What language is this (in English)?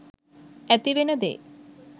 Sinhala